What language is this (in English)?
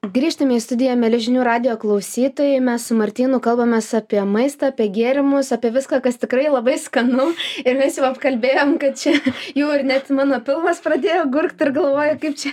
Lithuanian